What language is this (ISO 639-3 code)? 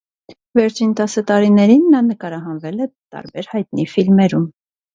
hye